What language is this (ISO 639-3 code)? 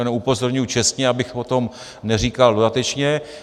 ces